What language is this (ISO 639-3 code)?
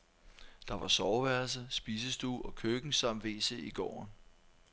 dan